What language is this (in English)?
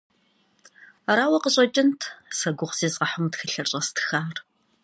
Kabardian